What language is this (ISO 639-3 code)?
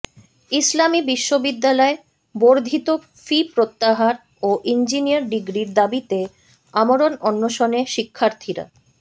ben